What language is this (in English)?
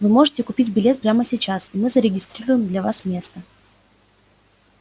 Russian